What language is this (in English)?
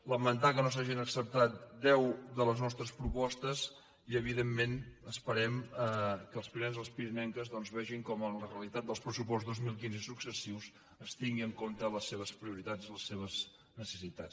Catalan